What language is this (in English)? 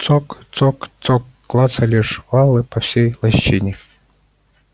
Russian